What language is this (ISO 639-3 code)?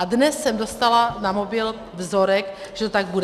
ces